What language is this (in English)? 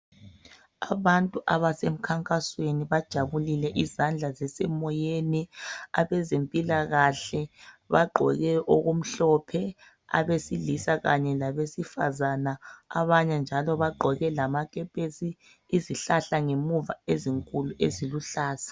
North Ndebele